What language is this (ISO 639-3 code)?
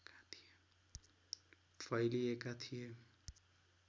nep